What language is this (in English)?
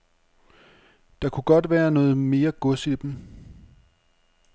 Danish